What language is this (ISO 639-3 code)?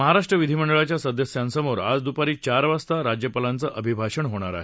mar